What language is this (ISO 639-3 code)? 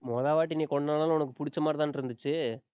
tam